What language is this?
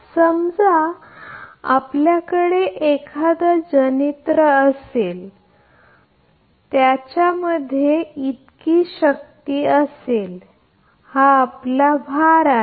Marathi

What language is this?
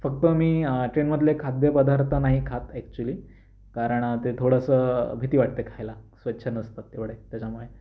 Marathi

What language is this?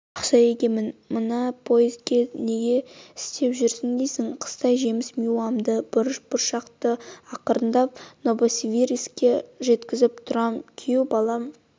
Kazakh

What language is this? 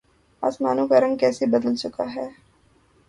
Urdu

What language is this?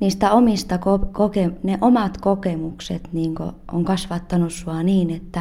Finnish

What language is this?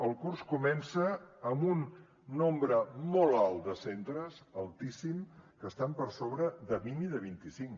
Catalan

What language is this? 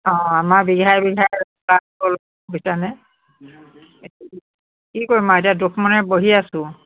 Assamese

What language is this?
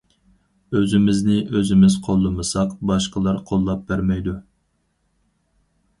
Uyghur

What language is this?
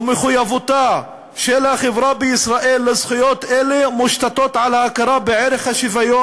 Hebrew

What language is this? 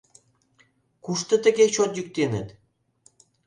Mari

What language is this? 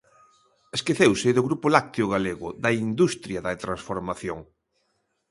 Galician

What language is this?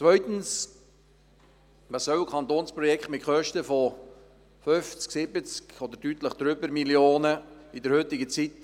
Swiss German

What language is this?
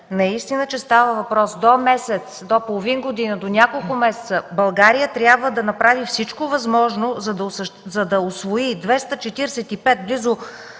Bulgarian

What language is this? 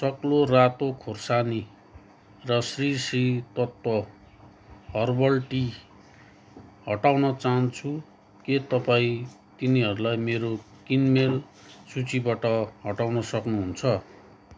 Nepali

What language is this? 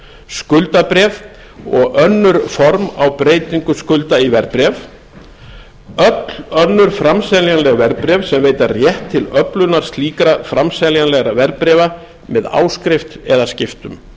Icelandic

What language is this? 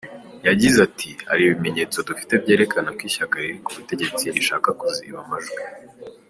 Kinyarwanda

